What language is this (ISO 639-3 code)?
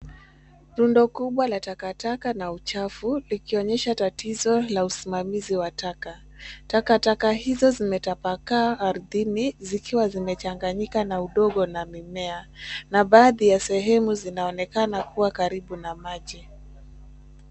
swa